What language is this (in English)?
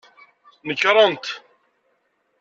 Kabyle